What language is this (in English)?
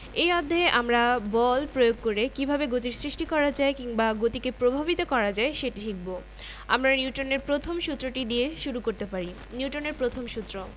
Bangla